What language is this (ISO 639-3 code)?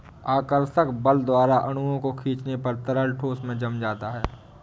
hin